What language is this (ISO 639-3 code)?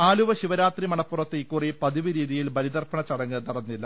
mal